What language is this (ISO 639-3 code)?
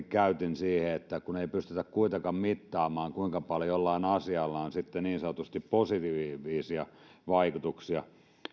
fin